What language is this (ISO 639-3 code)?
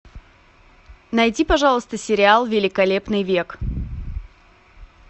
rus